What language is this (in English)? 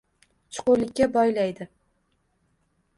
Uzbek